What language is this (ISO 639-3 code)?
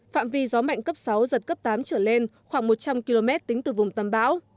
vie